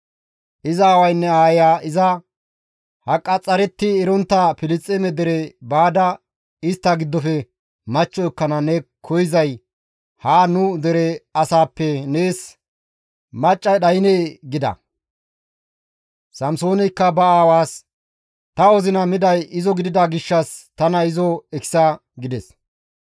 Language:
Gamo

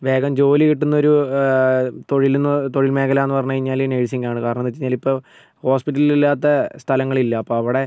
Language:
Malayalam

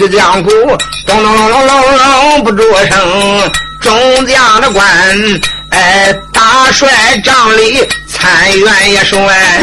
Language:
Chinese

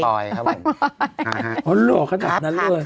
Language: Thai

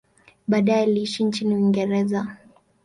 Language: Swahili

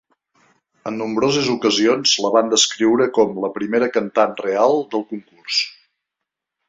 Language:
Catalan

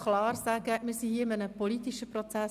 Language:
Swiss German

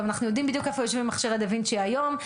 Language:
Hebrew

